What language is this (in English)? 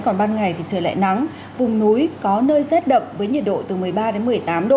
Vietnamese